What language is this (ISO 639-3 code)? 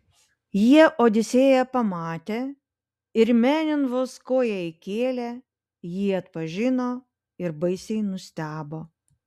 lit